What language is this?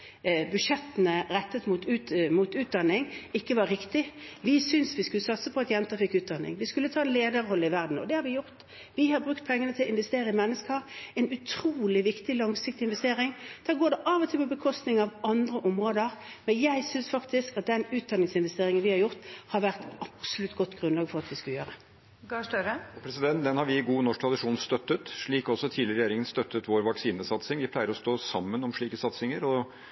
Norwegian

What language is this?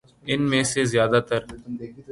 Urdu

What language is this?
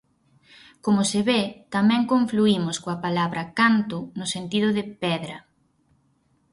Galician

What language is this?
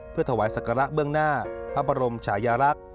Thai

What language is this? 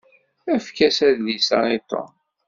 Kabyle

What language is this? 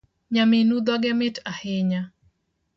Luo (Kenya and Tanzania)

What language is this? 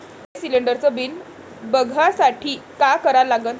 Marathi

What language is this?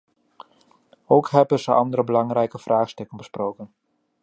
Dutch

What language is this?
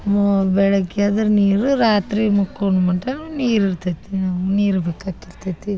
Kannada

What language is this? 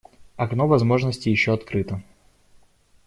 Russian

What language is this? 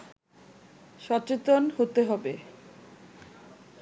Bangla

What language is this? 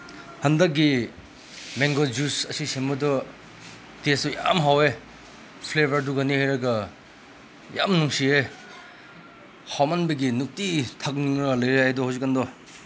Manipuri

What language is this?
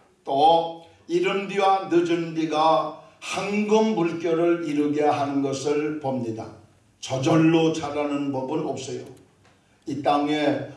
Korean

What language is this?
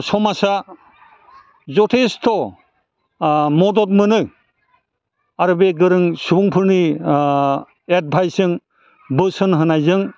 Bodo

